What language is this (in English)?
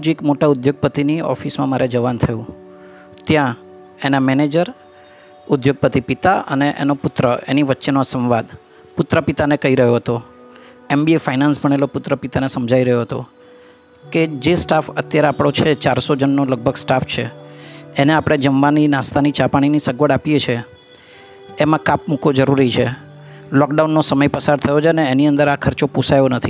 Gujarati